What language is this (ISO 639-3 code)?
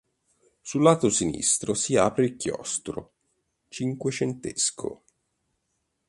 ita